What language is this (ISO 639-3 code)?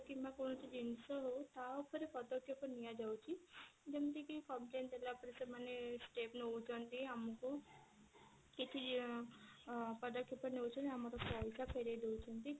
ori